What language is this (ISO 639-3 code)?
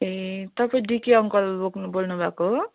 nep